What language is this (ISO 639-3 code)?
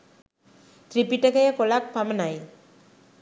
sin